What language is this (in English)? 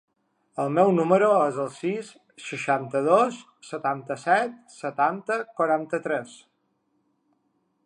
Catalan